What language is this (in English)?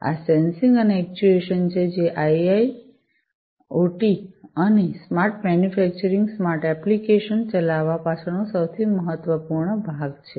Gujarati